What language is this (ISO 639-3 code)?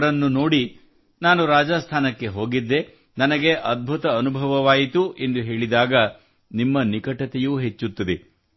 kan